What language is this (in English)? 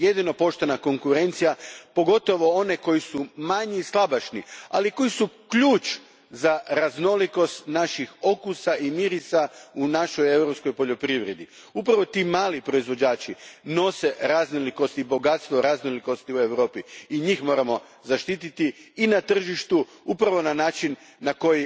Croatian